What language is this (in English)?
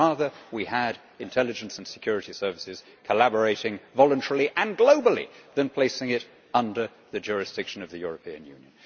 English